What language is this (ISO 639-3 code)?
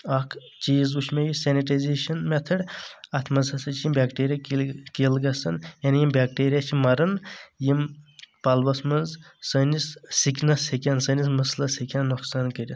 kas